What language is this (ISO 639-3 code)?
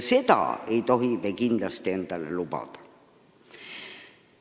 est